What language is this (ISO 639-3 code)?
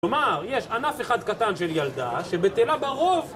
heb